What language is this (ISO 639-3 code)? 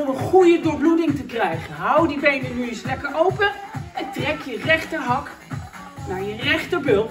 nld